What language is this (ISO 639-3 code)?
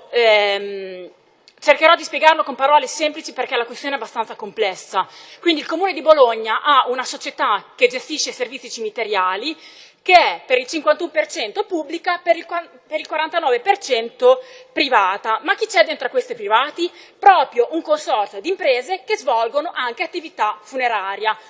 ita